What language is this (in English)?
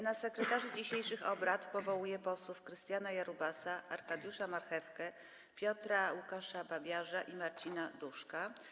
Polish